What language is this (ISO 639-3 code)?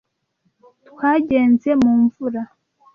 kin